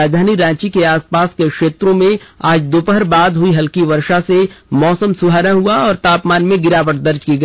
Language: Hindi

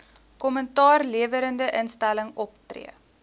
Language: Afrikaans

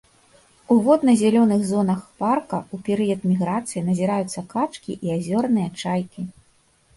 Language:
Belarusian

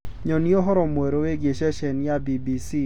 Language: Kikuyu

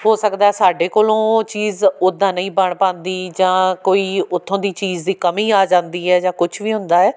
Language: Punjabi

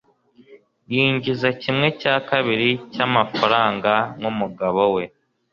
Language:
Kinyarwanda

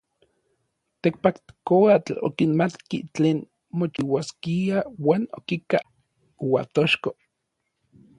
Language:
Orizaba Nahuatl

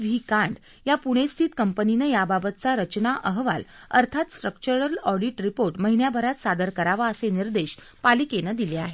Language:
Marathi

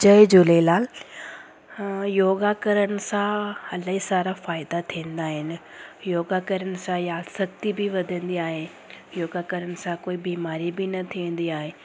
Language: Sindhi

